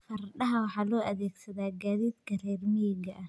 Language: Somali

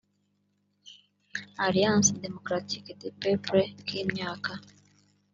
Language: Kinyarwanda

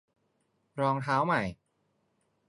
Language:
Thai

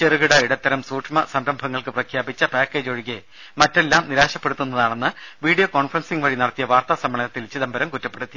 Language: Malayalam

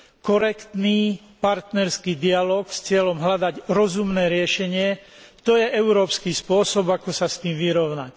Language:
Slovak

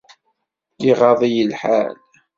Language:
Kabyle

